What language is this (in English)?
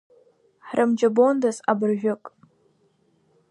Abkhazian